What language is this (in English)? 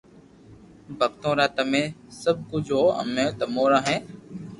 Loarki